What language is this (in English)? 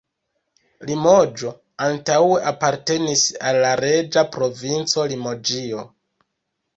Esperanto